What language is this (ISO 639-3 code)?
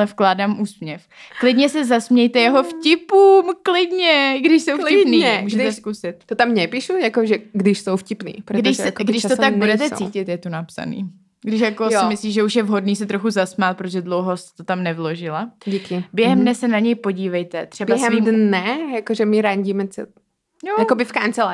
ces